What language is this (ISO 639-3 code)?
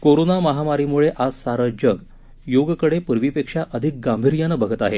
mar